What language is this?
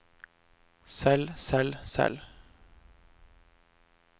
Norwegian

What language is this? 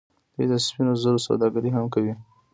Pashto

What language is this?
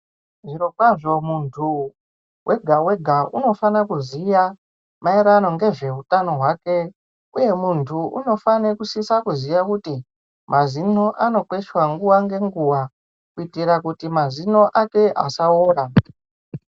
Ndau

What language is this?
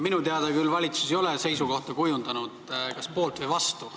Estonian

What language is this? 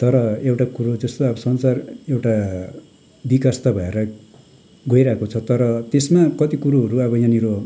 Nepali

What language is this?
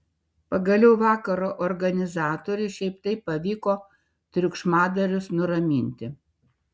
Lithuanian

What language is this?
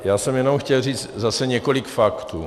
Czech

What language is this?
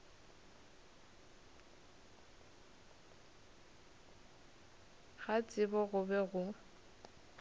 Northern Sotho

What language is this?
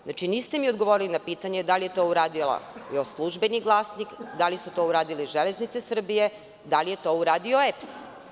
Serbian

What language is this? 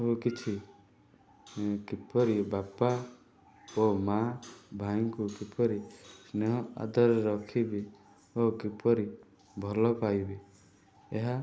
Odia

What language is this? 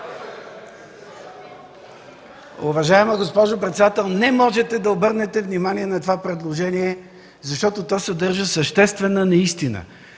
Bulgarian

